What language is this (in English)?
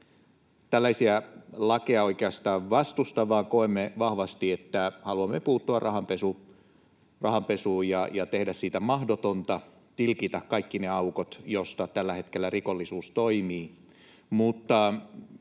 Finnish